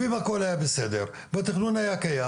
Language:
Hebrew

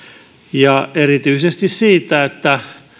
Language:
Finnish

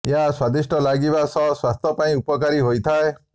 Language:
Odia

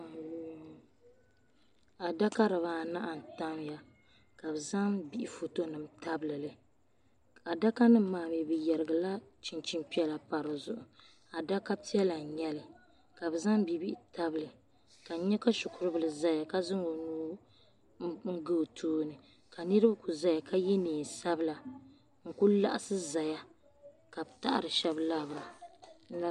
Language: Dagbani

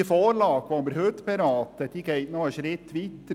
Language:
Swiss German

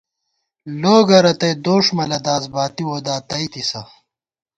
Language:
Gawar-Bati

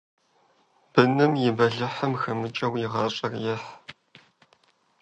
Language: Kabardian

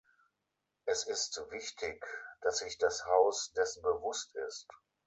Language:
German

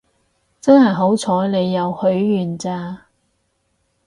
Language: Cantonese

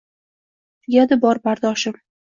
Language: Uzbek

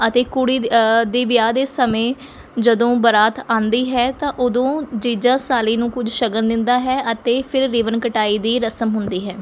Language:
Punjabi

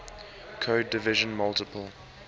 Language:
English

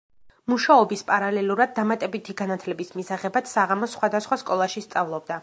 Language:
Georgian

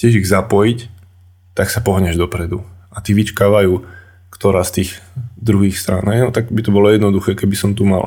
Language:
Slovak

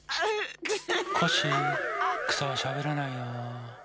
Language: Japanese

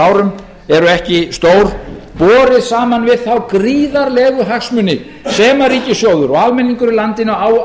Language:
Icelandic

